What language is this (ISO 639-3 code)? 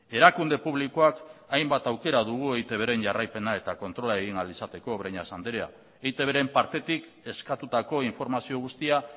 eus